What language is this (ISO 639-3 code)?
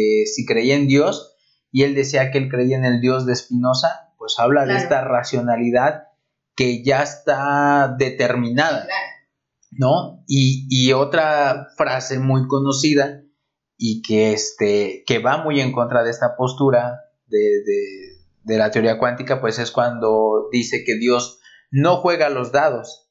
spa